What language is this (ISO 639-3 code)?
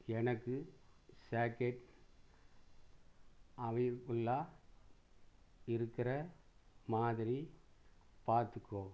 tam